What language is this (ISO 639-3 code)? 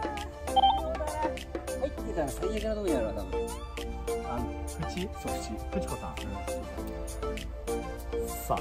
jpn